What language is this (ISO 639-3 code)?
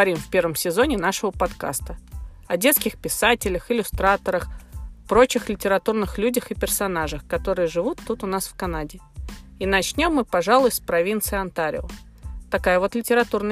rus